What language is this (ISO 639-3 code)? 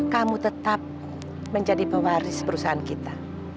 ind